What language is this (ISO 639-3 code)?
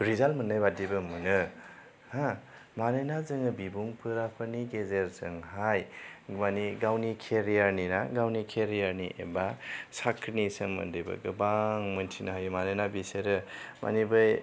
brx